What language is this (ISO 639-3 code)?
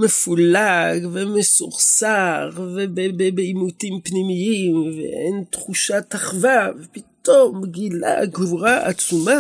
heb